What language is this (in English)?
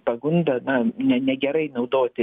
Lithuanian